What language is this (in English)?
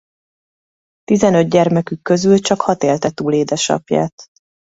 Hungarian